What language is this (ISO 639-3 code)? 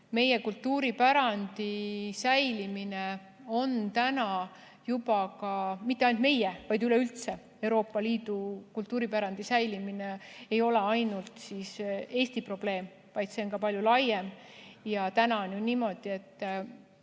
est